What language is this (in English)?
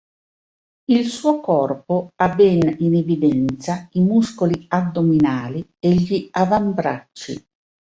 Italian